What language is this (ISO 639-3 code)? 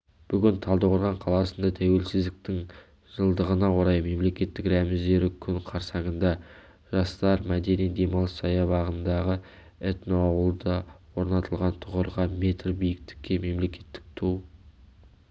kaz